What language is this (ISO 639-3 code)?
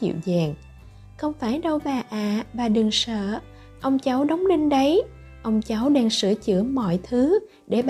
vie